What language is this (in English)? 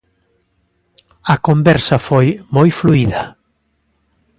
Galician